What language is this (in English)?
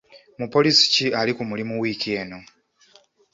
Ganda